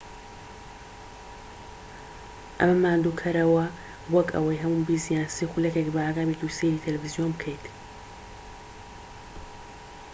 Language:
Central Kurdish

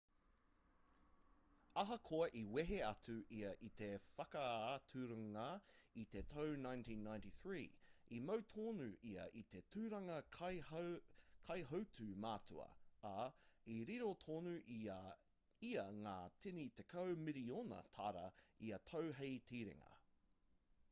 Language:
Māori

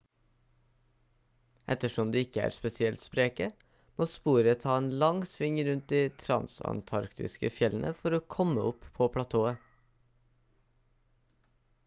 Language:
Norwegian Bokmål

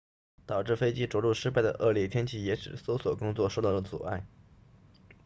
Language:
Chinese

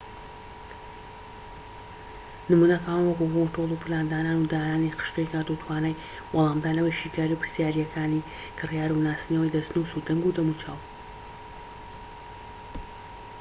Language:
Central Kurdish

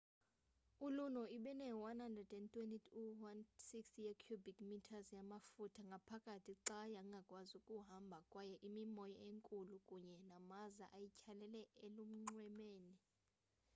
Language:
Xhosa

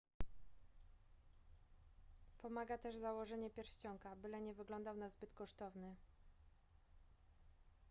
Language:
Polish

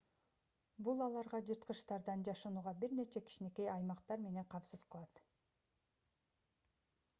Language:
Kyrgyz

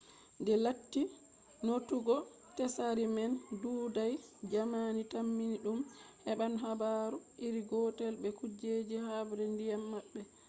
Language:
Fula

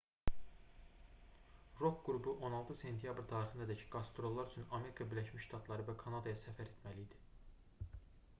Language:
Azerbaijani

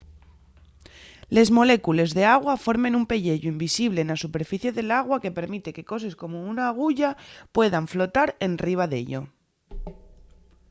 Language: Asturian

